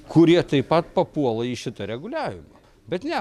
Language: Lithuanian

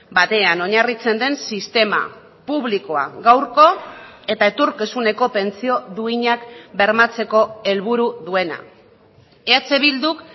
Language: Basque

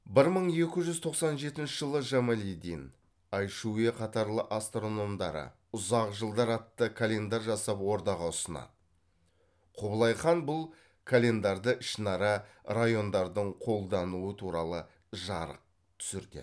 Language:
Kazakh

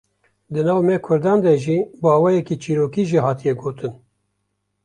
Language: Kurdish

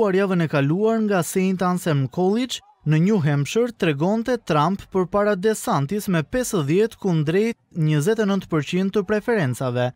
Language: Romanian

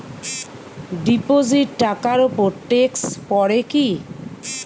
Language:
Bangla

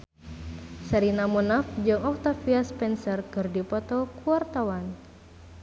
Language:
Sundanese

